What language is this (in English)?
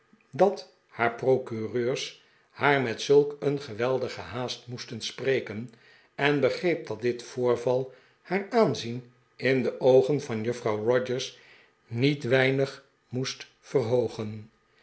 Dutch